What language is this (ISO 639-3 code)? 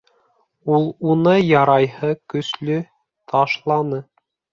bak